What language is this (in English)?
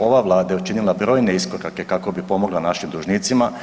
Croatian